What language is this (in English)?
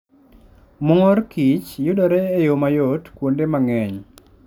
Luo (Kenya and Tanzania)